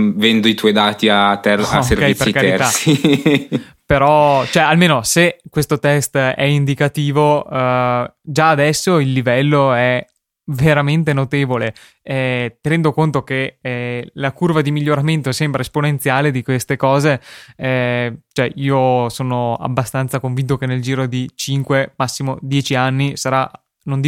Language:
Italian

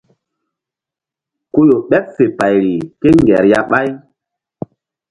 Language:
Mbum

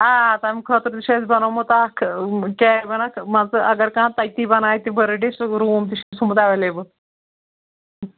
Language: Kashmiri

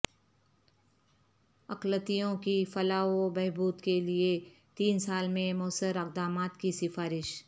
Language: Urdu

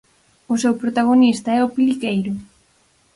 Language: Galician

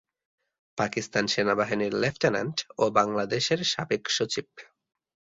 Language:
Bangla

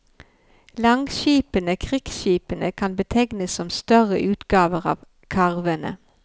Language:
Norwegian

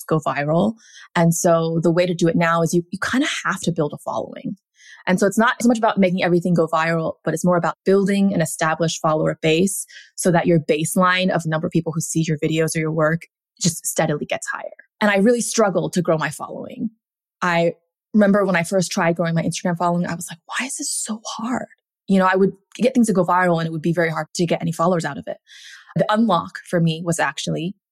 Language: English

